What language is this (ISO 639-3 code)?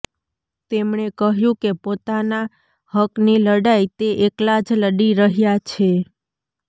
guj